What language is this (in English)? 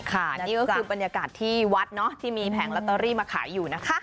Thai